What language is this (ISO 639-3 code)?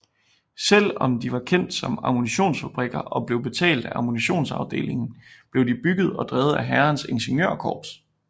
dan